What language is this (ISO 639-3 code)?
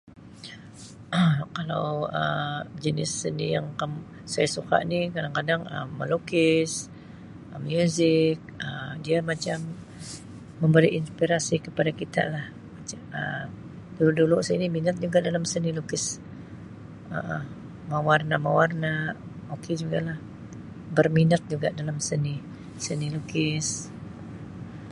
msi